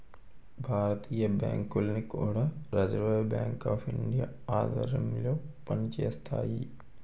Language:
Telugu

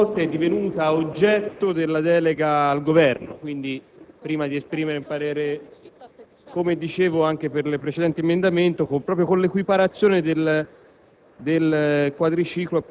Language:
Italian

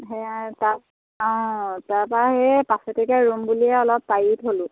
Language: Assamese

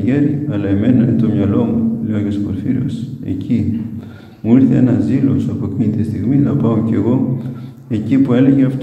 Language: Greek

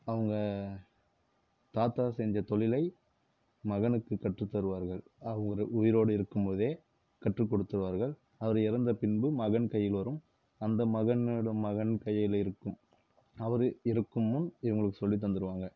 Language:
Tamil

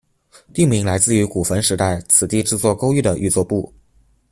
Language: Chinese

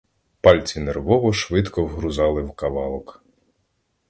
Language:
Ukrainian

